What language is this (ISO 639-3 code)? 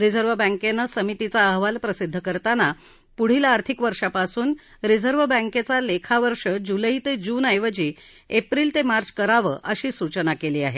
mar